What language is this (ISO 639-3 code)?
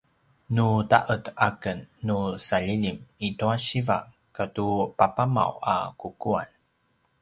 pwn